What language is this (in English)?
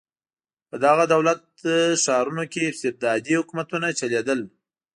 Pashto